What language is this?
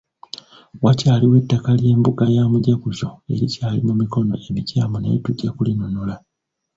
Ganda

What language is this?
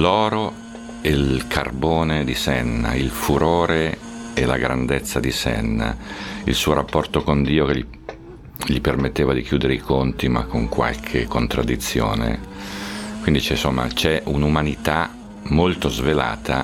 Italian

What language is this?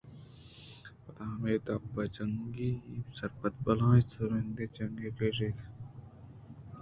Eastern Balochi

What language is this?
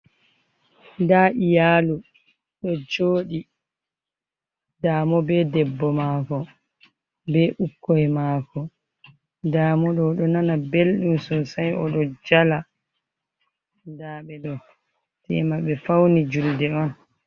Fula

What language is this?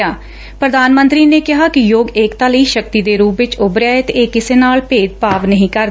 Punjabi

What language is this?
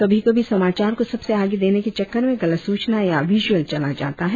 Hindi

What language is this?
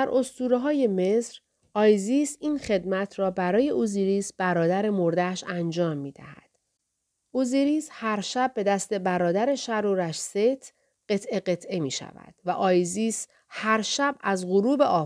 Persian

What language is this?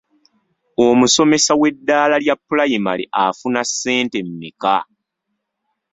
Ganda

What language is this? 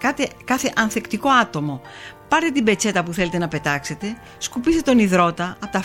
Greek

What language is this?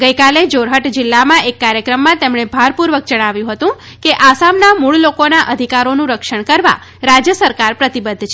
Gujarati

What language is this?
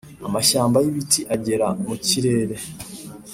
Kinyarwanda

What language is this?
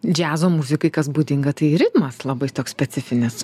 Lithuanian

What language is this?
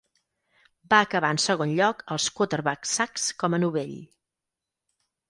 Catalan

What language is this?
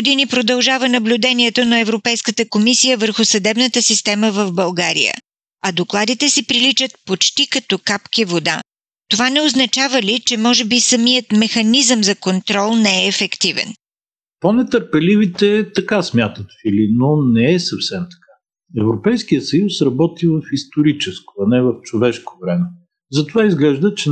Bulgarian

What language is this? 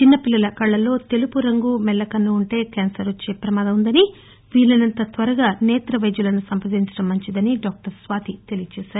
Telugu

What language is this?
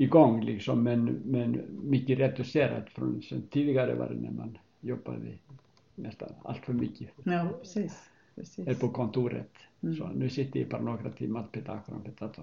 Swedish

